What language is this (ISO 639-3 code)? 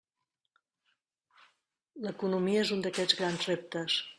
cat